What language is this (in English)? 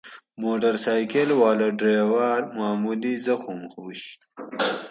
Gawri